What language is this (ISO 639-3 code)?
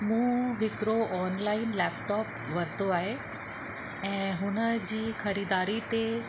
snd